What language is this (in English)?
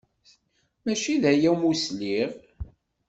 Kabyle